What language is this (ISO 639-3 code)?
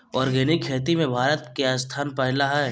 mag